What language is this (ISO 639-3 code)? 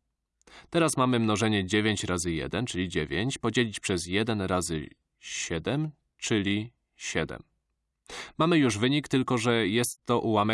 pol